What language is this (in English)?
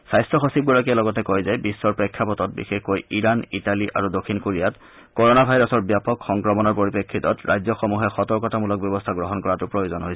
Assamese